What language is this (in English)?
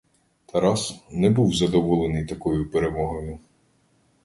Ukrainian